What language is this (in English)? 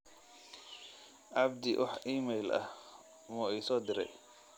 Somali